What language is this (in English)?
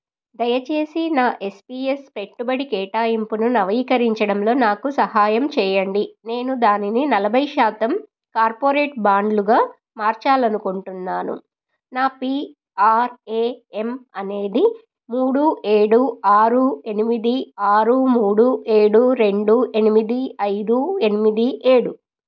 Telugu